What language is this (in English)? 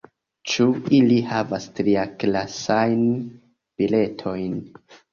Esperanto